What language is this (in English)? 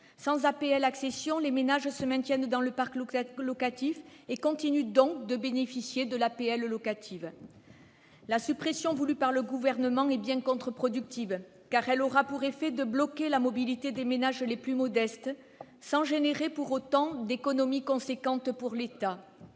French